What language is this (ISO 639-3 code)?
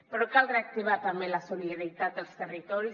cat